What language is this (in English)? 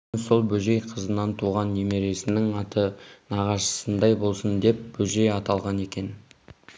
Kazakh